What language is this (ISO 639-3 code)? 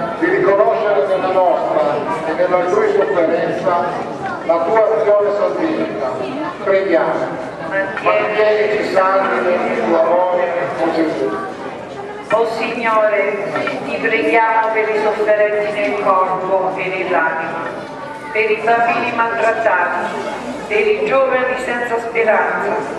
ita